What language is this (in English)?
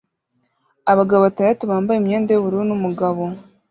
Kinyarwanda